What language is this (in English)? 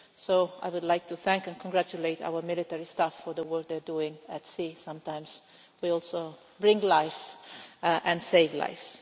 English